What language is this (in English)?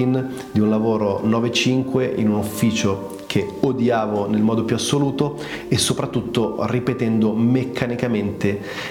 Italian